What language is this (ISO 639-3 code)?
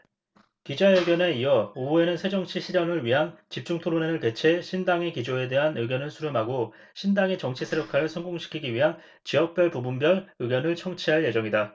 kor